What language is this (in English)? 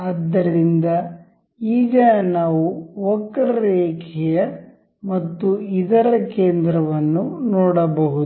Kannada